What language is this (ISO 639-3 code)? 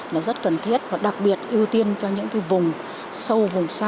vie